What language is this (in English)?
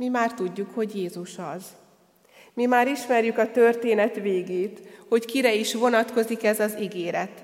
Hungarian